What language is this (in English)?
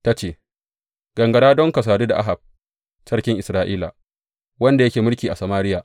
Hausa